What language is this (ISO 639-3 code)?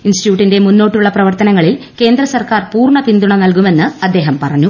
mal